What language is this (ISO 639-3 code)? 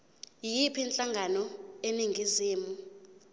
zul